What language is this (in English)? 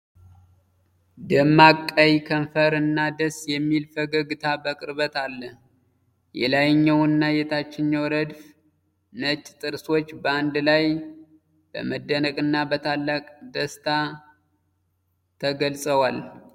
Amharic